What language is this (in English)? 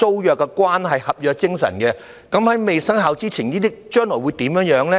Cantonese